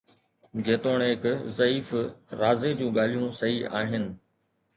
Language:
Sindhi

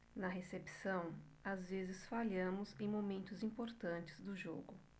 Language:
Portuguese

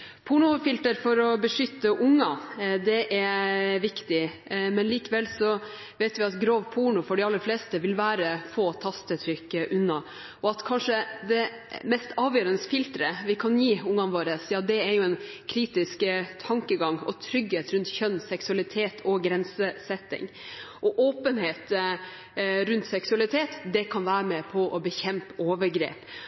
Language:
Norwegian Bokmål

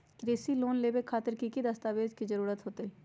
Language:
Magahi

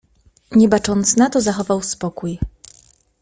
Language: Polish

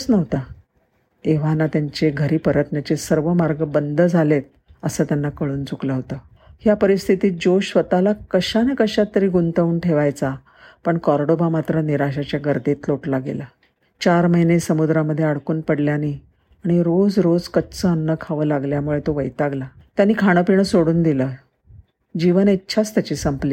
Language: Marathi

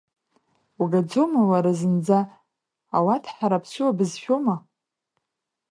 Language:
Abkhazian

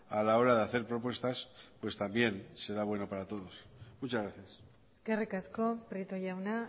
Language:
Spanish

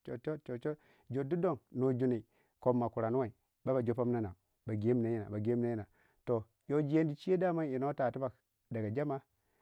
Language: Waja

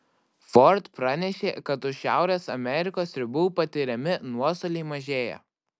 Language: Lithuanian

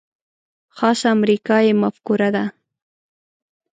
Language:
Pashto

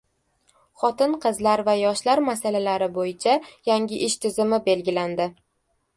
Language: Uzbek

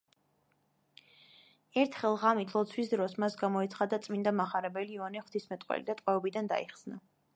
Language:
Georgian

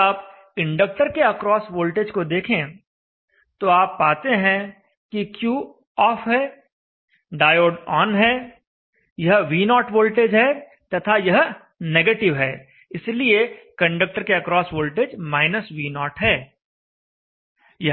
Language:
Hindi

